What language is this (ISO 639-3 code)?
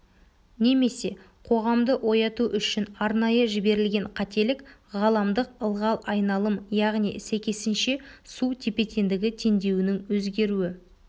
kaz